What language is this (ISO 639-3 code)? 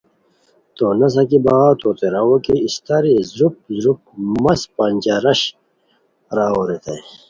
khw